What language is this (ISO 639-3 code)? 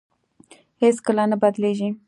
pus